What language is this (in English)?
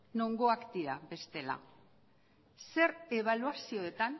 Basque